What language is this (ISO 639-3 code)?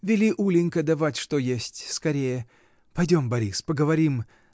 rus